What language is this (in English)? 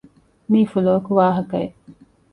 Divehi